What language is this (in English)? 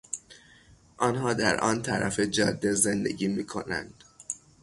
Persian